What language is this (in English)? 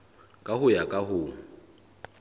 Southern Sotho